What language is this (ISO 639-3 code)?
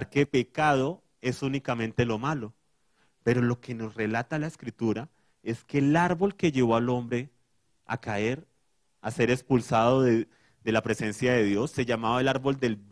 spa